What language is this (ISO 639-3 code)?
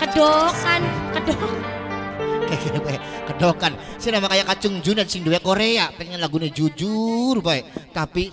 ind